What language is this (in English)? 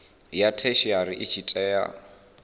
Venda